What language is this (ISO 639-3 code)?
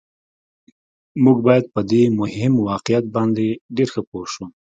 pus